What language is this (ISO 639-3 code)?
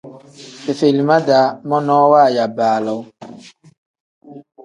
kdh